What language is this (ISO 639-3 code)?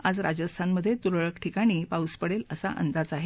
mar